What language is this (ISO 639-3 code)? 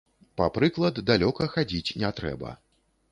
bel